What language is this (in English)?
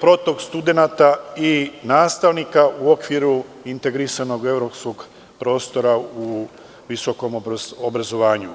Serbian